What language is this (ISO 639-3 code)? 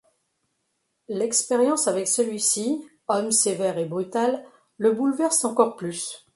fra